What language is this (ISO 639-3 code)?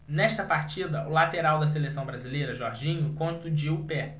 por